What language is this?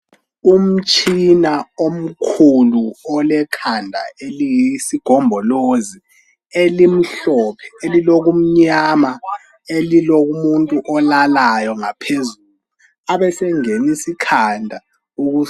North Ndebele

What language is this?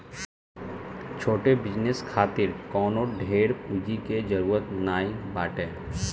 Bhojpuri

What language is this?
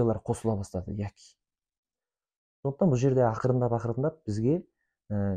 Russian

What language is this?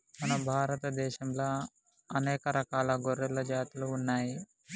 Telugu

